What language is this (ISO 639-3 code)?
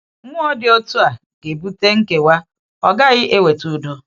ibo